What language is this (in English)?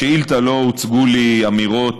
Hebrew